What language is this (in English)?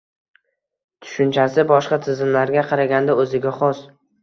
Uzbek